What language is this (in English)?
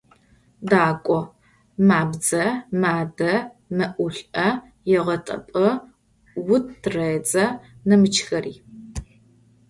Adyghe